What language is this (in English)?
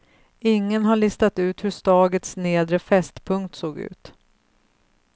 Swedish